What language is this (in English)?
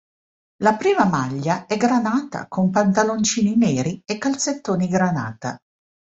Italian